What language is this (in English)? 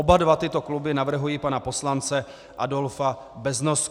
Czech